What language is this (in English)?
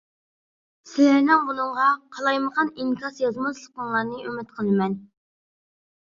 Uyghur